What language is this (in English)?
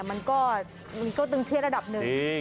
Thai